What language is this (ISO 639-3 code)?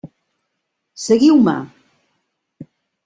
cat